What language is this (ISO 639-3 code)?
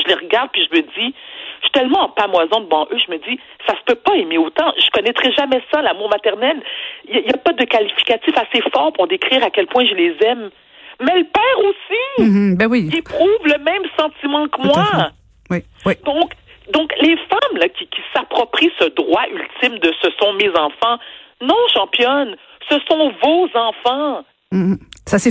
fra